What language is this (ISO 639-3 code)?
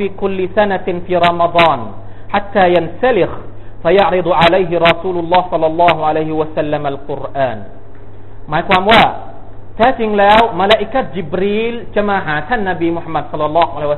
tha